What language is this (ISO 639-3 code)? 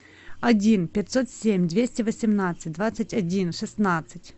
rus